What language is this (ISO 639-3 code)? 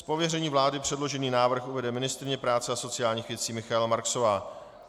ces